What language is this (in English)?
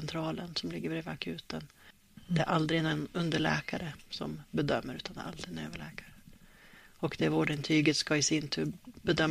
Swedish